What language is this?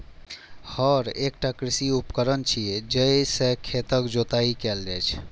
Maithili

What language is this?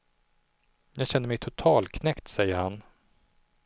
Swedish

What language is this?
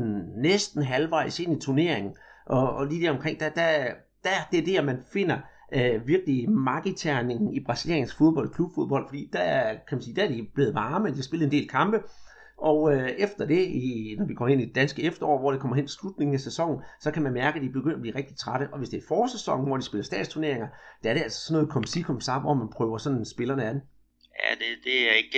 Danish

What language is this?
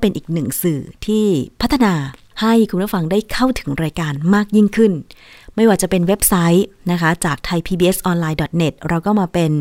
Thai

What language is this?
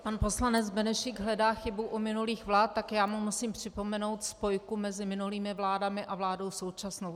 Czech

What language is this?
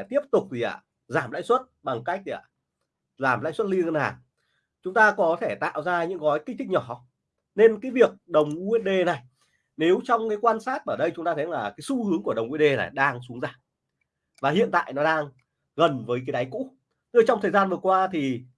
Vietnamese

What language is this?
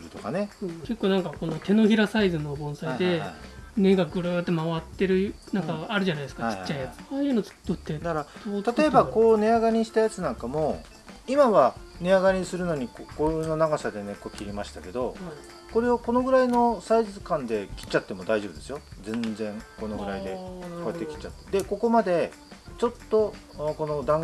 Japanese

